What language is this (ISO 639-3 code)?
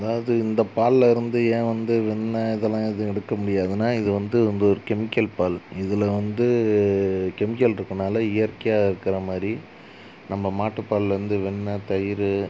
tam